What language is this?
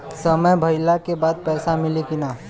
Bhojpuri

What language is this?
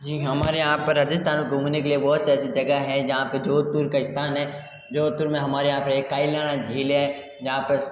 Hindi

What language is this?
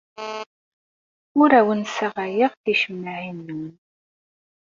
Kabyle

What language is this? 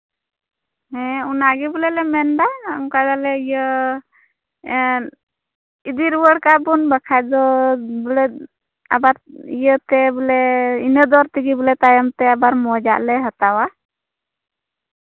Santali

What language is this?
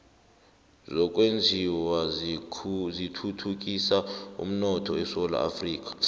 South Ndebele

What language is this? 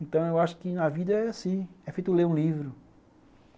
Portuguese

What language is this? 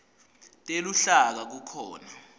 Swati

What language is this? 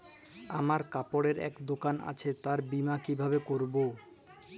Bangla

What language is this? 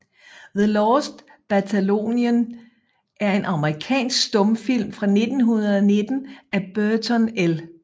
Danish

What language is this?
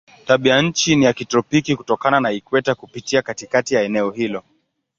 Swahili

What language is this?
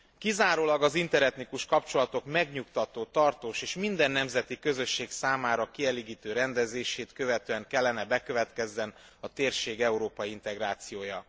Hungarian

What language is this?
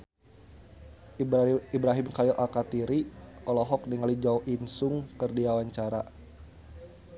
Sundanese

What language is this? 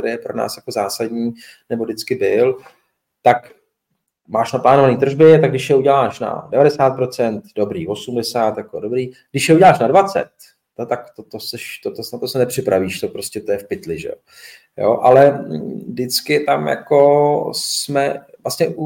Czech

